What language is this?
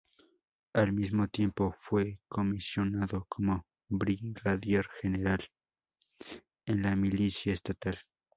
Spanish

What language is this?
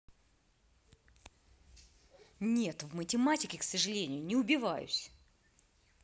Russian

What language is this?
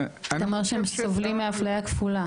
Hebrew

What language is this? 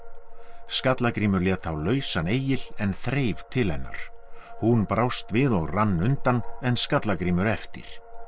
Icelandic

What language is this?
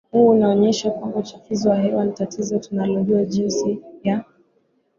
Swahili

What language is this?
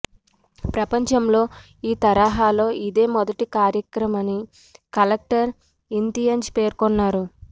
Telugu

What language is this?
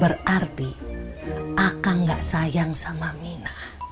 Indonesian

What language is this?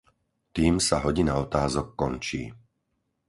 Slovak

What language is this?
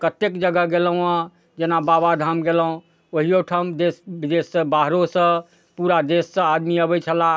Maithili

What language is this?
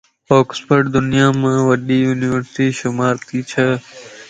Lasi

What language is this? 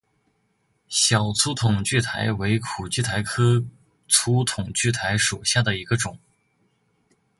Chinese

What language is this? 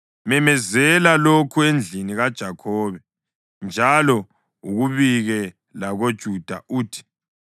North Ndebele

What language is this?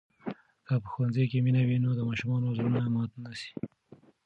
Pashto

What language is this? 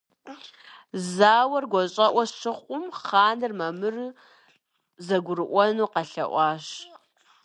Kabardian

